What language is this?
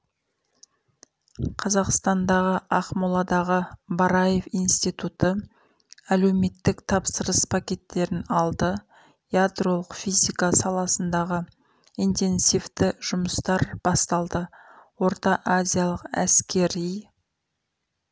Kazakh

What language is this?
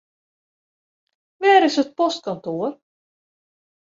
Western Frisian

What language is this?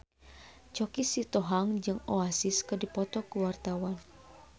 Sundanese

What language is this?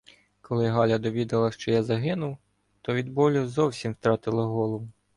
Ukrainian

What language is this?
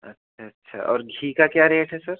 Hindi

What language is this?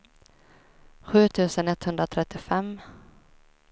Swedish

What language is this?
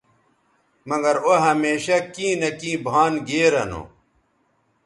Bateri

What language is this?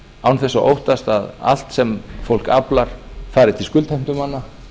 Icelandic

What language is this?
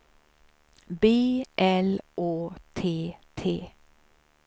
Swedish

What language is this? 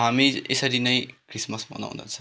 Nepali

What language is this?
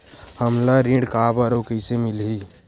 Chhattisgarhi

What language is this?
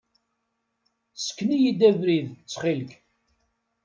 Kabyle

